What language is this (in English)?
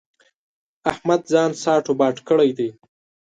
Pashto